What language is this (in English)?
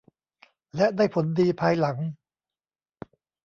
Thai